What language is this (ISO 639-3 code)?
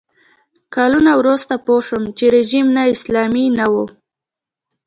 pus